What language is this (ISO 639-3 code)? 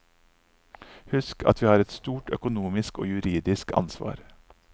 nor